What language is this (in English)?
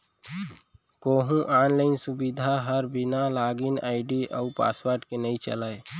Chhattisgarhi